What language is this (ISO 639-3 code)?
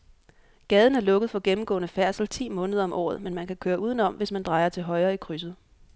dan